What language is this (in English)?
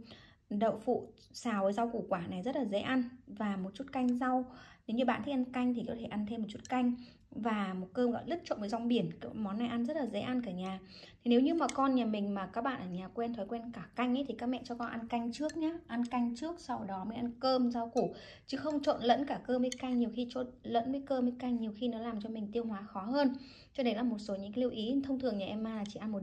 Vietnamese